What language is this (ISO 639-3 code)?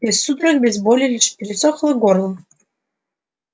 rus